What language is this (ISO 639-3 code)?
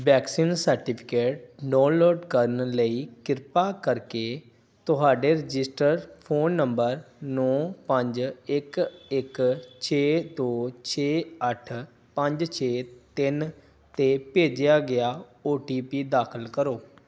pan